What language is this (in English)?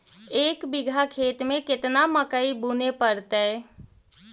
Magahi